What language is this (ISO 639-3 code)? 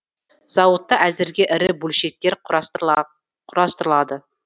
kaz